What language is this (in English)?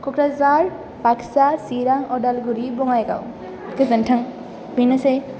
Bodo